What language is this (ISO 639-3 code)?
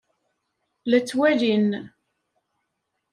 kab